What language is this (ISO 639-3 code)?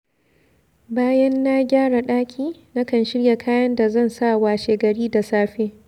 hau